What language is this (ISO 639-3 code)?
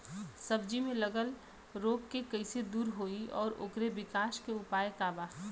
bho